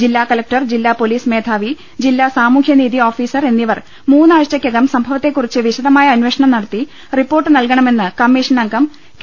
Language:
Malayalam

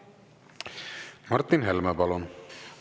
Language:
Estonian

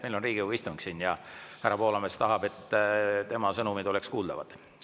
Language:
Estonian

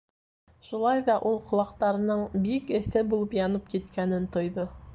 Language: Bashkir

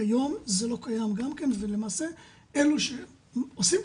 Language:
Hebrew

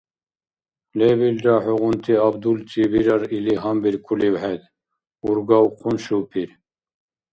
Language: Dargwa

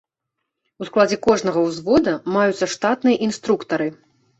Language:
Belarusian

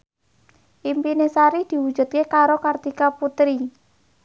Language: Javanese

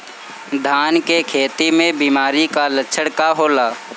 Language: Bhojpuri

